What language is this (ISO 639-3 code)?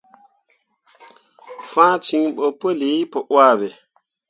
mua